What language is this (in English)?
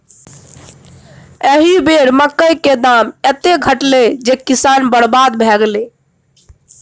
Maithili